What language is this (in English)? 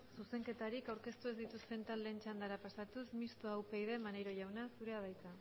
Basque